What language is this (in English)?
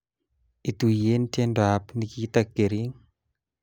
Kalenjin